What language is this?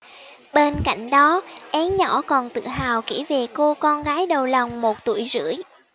Vietnamese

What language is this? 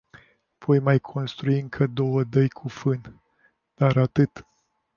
Romanian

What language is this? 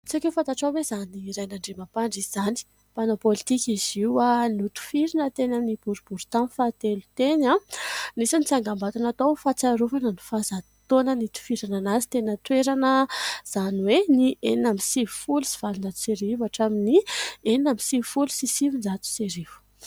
Malagasy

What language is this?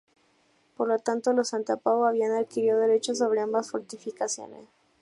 Spanish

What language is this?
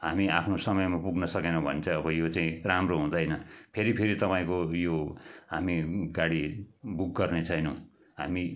Nepali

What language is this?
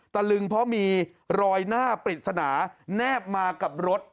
Thai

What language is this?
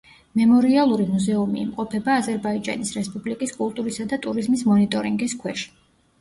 Georgian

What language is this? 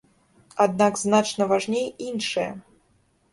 Belarusian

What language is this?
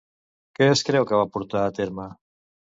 Catalan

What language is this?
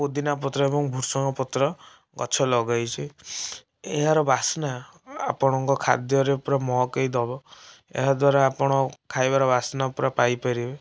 Odia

